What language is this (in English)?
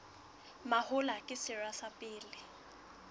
Southern Sotho